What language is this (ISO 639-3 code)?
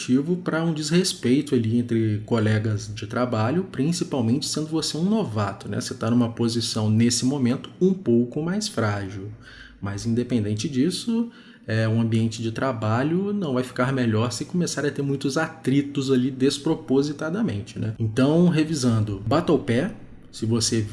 por